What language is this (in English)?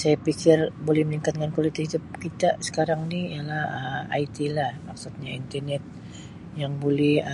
Sabah Malay